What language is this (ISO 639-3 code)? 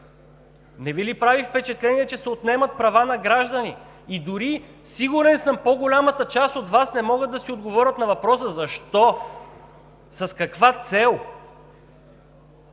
bul